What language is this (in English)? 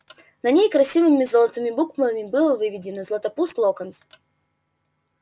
Russian